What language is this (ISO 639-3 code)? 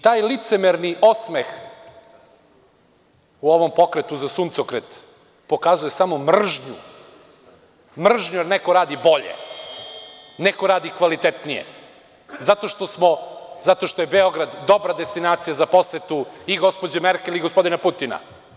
srp